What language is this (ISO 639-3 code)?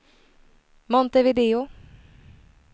swe